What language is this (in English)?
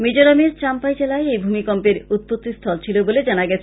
Bangla